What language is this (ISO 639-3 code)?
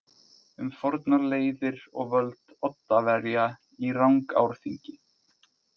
isl